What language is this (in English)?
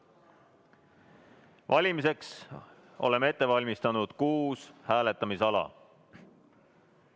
Estonian